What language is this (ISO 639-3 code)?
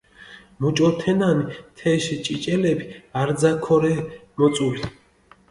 xmf